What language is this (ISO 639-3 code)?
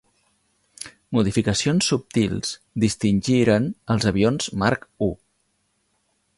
cat